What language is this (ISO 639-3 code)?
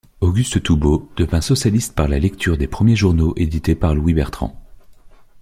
fra